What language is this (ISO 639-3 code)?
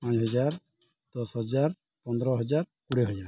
ori